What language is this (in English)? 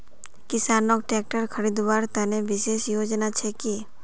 Magahi